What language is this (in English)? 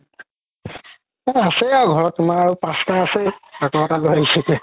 Assamese